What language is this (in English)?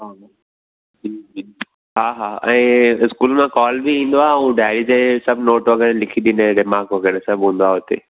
Sindhi